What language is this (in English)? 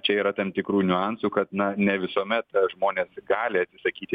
Lithuanian